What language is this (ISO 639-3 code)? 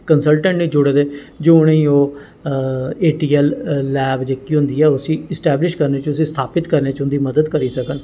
doi